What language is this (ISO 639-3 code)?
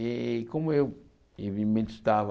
por